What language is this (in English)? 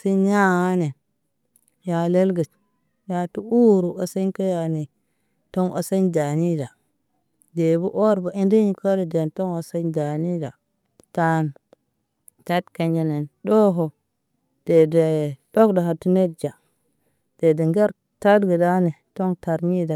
Naba